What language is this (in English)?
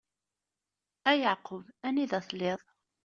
Kabyle